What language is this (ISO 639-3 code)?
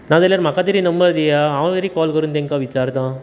kok